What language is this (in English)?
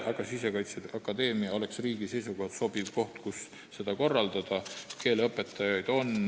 Estonian